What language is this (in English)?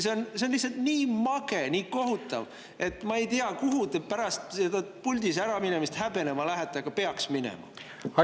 Estonian